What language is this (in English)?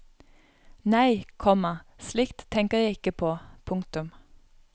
Norwegian